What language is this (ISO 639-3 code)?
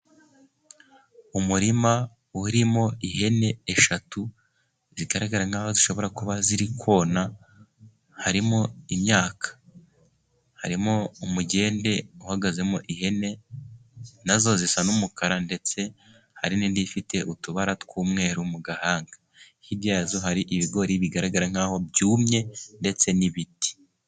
kin